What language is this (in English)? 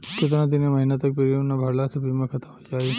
Bhojpuri